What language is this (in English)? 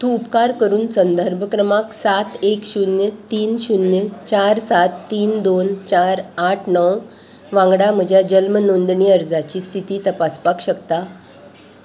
Konkani